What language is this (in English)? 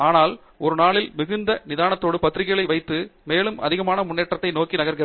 Tamil